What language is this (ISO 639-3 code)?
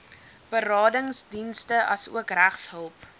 afr